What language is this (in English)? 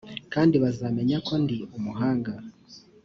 Kinyarwanda